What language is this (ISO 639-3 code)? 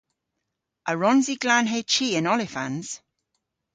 cor